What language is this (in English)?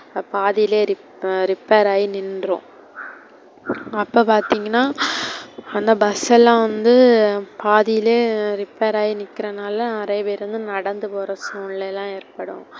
Tamil